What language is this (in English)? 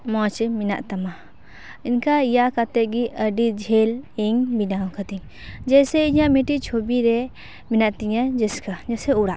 Santali